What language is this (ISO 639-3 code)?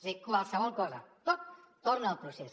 cat